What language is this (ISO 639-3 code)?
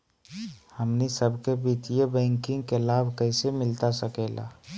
mag